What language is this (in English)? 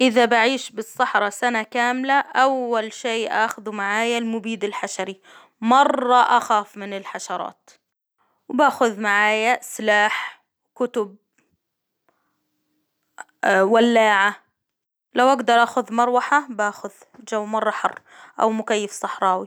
Hijazi Arabic